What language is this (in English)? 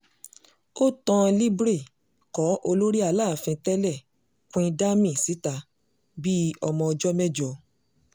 Yoruba